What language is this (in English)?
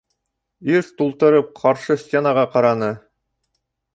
Bashkir